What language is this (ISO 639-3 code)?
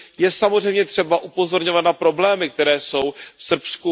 ces